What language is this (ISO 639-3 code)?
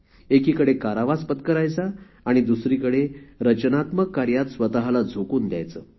mar